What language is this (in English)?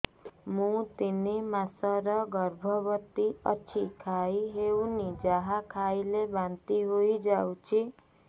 Odia